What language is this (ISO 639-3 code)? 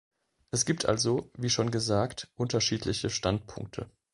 deu